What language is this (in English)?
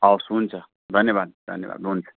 Nepali